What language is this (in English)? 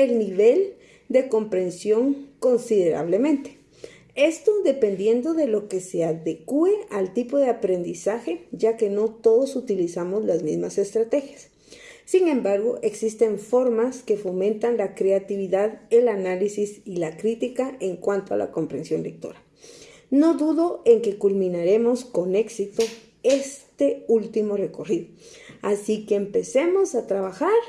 Spanish